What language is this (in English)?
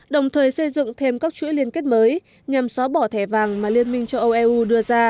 Vietnamese